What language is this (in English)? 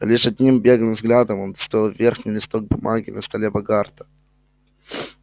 Russian